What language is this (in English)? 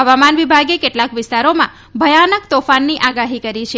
Gujarati